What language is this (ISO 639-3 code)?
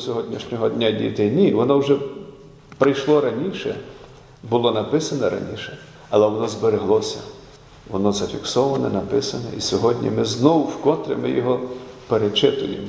ukr